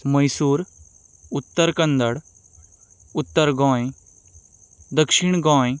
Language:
Konkani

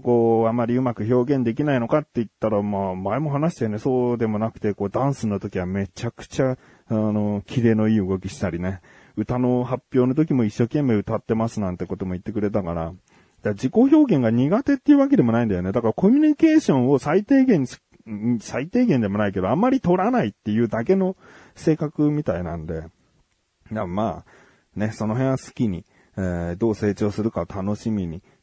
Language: Japanese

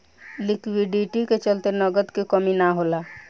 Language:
Bhojpuri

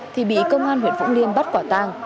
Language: Vietnamese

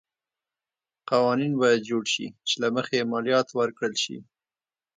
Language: Pashto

